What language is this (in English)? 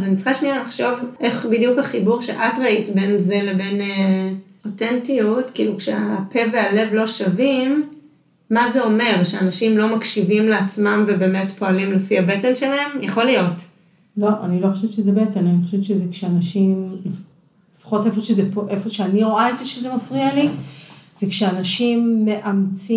Hebrew